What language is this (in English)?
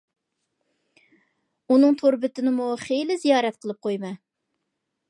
Uyghur